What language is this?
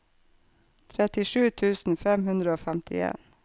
Norwegian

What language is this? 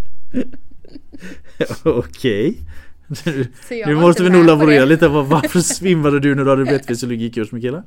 Swedish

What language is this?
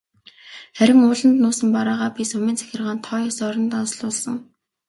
Mongolian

